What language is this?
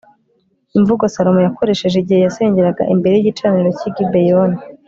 Kinyarwanda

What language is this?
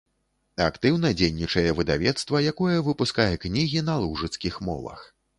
Belarusian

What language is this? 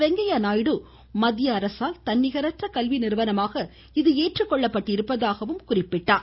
Tamil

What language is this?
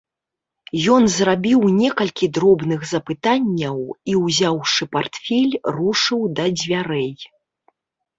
Belarusian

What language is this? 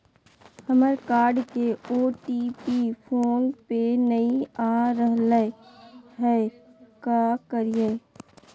Magahi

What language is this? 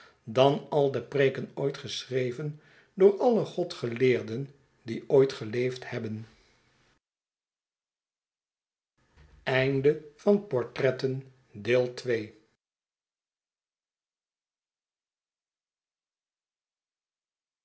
Dutch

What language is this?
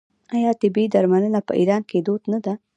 Pashto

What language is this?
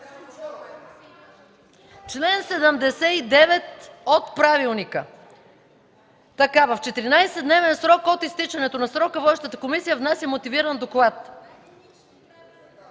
Bulgarian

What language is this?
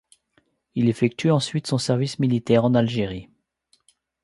French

